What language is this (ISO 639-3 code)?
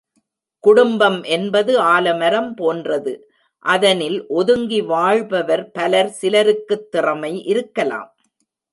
tam